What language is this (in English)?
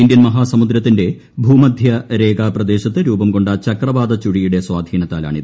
Malayalam